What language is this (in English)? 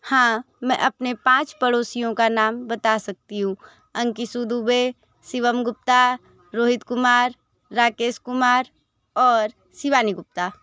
Hindi